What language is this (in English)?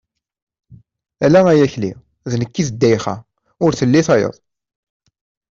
Kabyle